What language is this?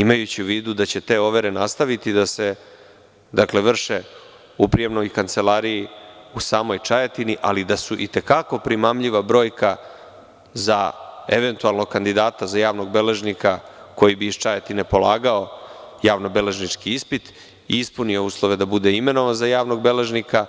Serbian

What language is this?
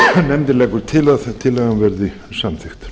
Icelandic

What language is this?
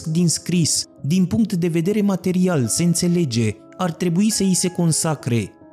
Romanian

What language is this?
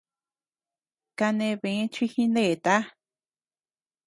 Tepeuxila Cuicatec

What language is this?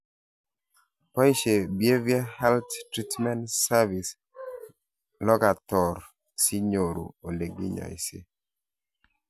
Kalenjin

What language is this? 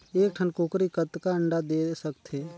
Chhattisgarhi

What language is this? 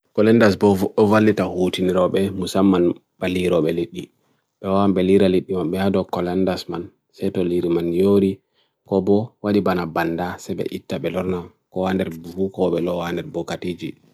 Bagirmi Fulfulde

